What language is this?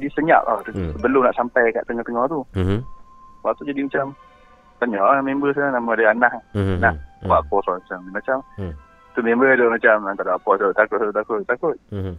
Malay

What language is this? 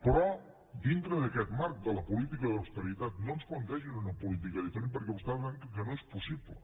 Catalan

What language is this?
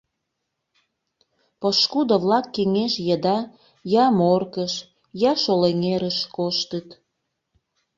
Mari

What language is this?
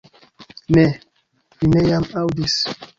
Esperanto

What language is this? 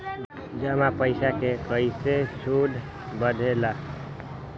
Magahi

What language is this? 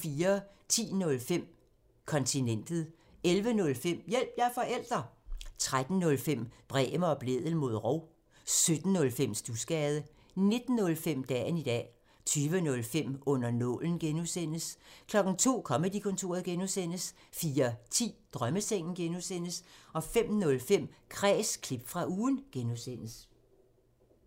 Danish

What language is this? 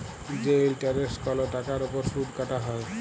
Bangla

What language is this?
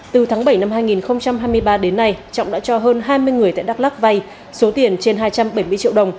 Vietnamese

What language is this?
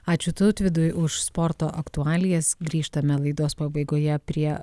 Lithuanian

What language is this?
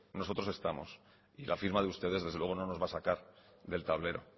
Spanish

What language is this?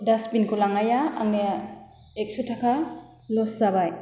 Bodo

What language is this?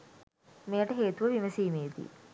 Sinhala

